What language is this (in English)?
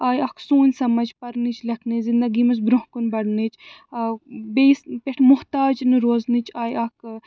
Kashmiri